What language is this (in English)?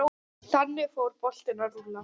Icelandic